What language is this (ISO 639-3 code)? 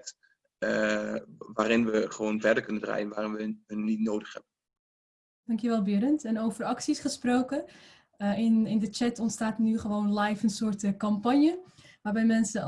nld